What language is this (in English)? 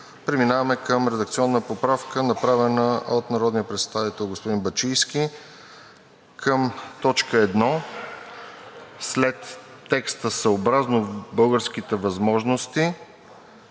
Bulgarian